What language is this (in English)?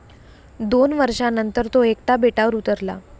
Marathi